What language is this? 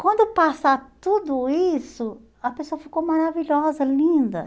Portuguese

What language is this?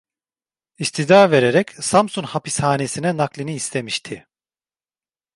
Turkish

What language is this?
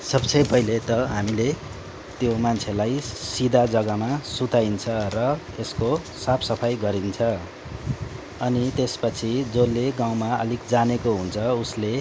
Nepali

